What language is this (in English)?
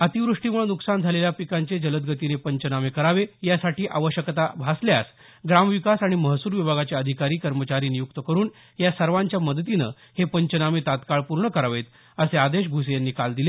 Marathi